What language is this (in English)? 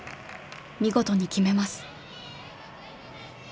Japanese